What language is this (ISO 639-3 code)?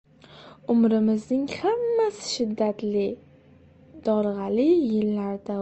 uzb